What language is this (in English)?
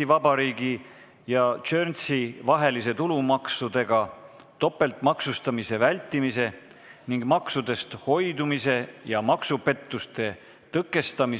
Estonian